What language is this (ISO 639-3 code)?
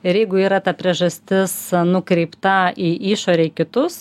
lit